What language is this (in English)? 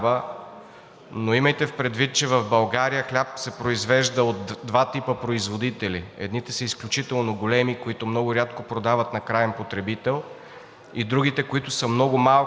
Bulgarian